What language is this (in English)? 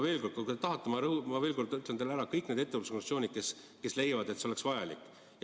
Estonian